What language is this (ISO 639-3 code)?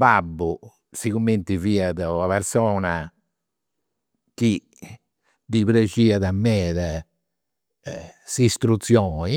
sro